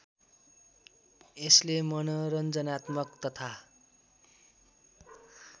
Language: Nepali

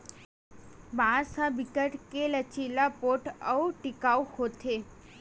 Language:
Chhattisgarhi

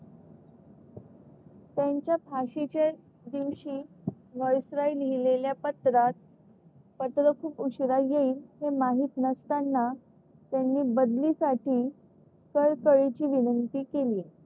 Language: Marathi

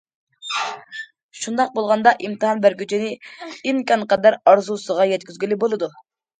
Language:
Uyghur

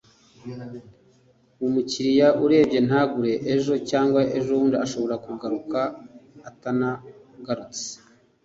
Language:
Kinyarwanda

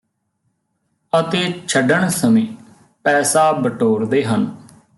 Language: Punjabi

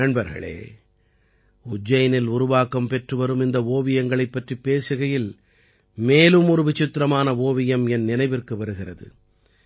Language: Tamil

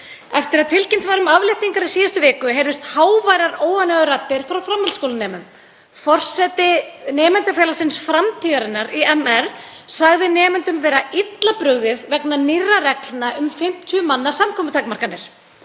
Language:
Icelandic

